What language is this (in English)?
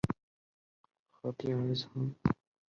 Chinese